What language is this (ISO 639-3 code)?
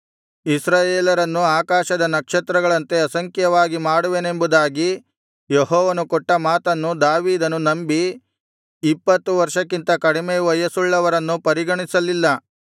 kan